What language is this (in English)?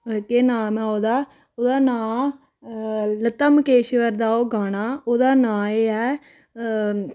Dogri